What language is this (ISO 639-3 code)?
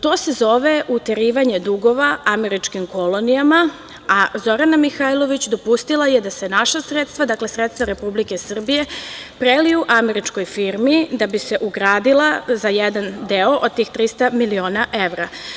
srp